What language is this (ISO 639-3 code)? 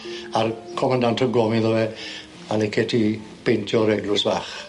cym